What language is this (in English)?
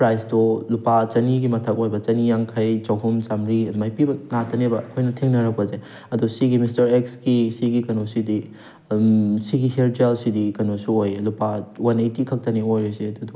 Manipuri